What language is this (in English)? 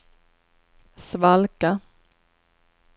Swedish